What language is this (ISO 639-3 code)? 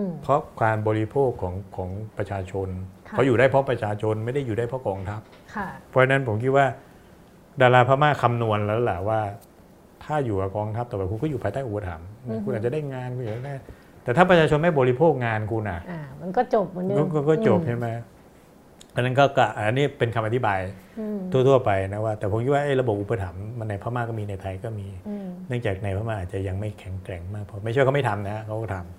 tha